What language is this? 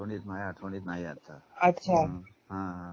Marathi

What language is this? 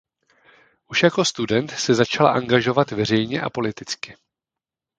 Czech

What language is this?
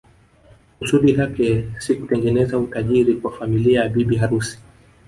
Swahili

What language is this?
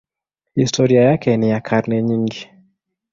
Swahili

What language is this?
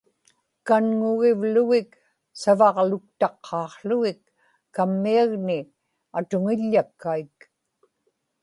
Inupiaq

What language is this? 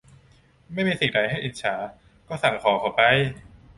Thai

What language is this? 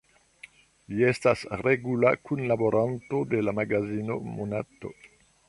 Esperanto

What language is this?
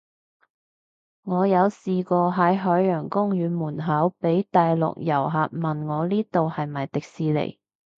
Cantonese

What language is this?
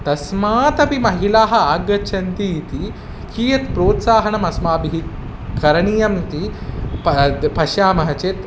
Sanskrit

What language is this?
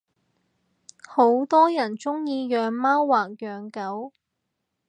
Cantonese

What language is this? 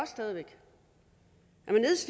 Danish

